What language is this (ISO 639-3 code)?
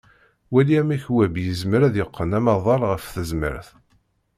kab